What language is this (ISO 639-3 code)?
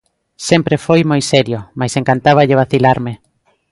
glg